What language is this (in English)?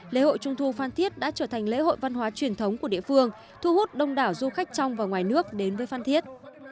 Vietnamese